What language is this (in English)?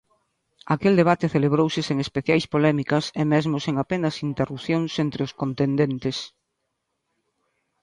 Galician